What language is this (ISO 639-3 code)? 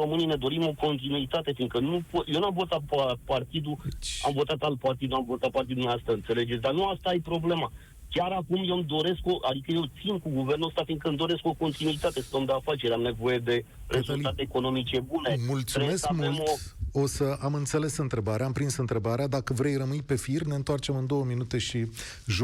ron